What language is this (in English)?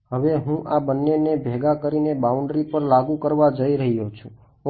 Gujarati